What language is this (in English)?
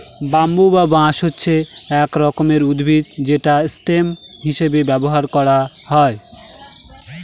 Bangla